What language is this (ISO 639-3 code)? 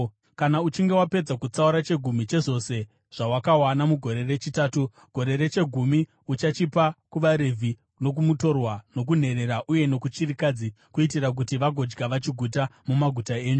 sna